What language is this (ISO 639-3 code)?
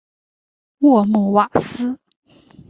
zho